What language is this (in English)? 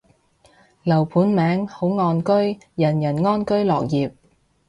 Cantonese